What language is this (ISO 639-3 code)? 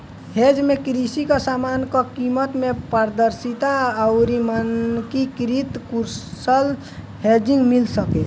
bho